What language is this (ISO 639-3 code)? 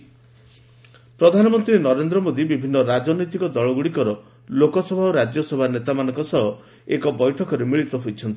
ori